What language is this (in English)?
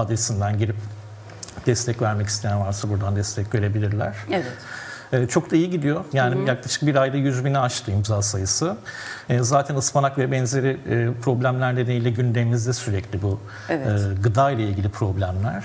Turkish